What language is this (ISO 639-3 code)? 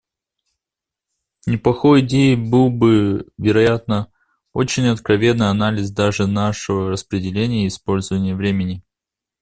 rus